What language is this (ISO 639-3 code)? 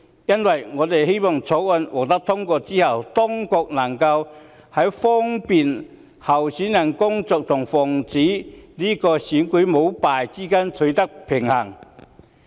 yue